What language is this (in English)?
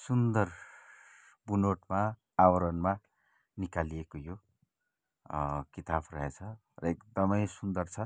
Nepali